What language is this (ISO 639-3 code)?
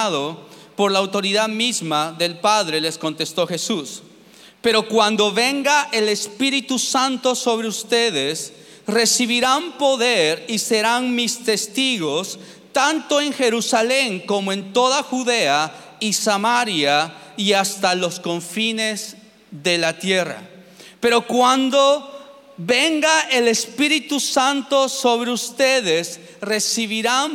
spa